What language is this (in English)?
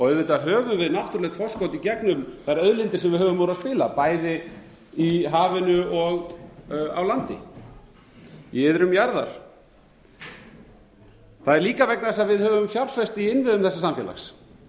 Icelandic